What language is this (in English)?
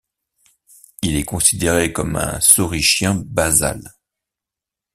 French